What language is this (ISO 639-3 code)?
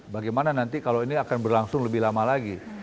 ind